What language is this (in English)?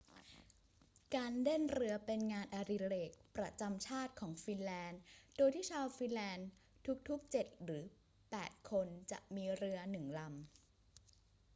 Thai